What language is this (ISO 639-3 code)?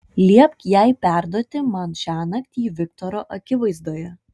lit